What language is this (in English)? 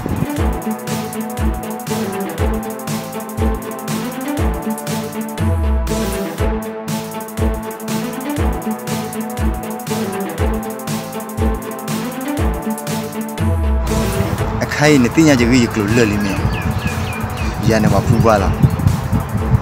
Korean